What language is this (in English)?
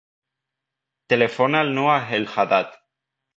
Catalan